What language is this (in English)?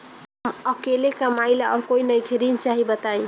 Bhojpuri